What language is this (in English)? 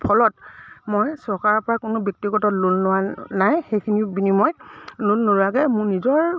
Assamese